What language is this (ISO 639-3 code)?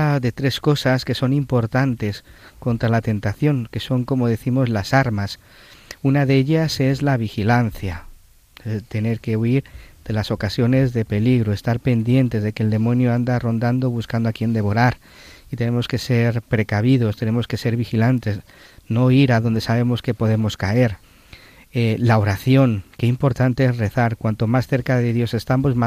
spa